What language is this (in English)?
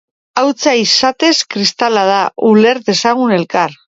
Basque